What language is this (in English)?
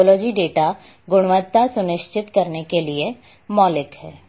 Hindi